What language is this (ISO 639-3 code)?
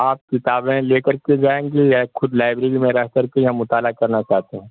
urd